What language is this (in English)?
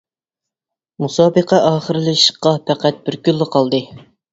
Uyghur